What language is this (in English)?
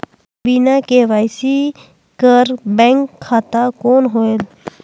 Chhattisgarhi